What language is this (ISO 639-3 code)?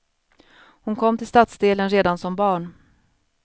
swe